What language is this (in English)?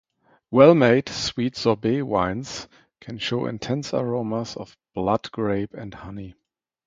English